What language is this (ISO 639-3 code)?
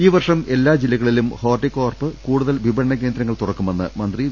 mal